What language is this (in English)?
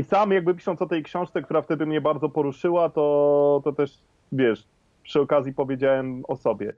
Polish